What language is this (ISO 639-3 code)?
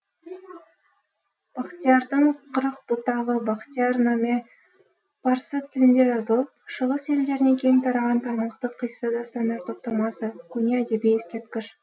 kaz